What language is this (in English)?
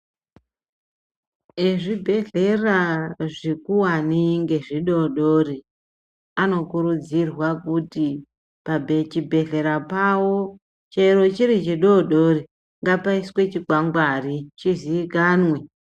Ndau